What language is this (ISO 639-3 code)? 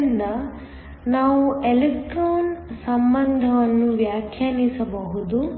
kan